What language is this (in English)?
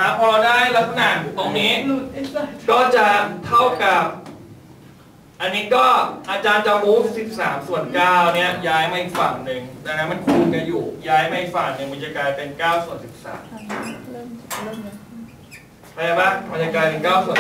Thai